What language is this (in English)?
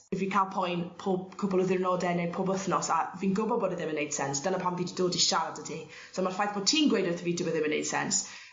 Welsh